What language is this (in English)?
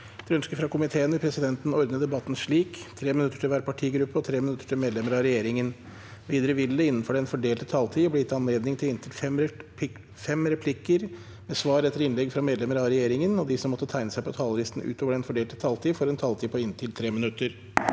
Norwegian